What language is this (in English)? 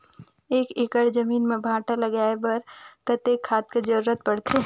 Chhattisgarhi